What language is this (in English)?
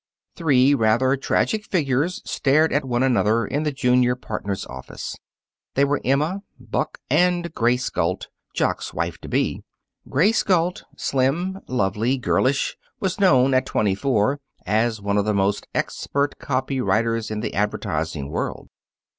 English